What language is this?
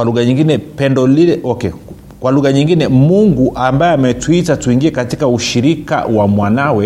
Swahili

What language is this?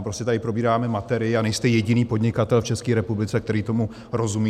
Czech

